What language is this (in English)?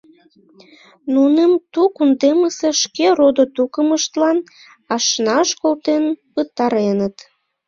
Mari